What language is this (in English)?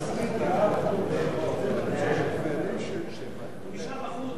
Hebrew